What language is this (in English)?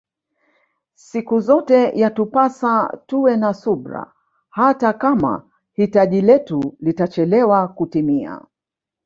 Swahili